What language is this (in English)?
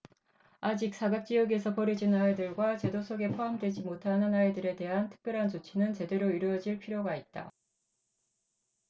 Korean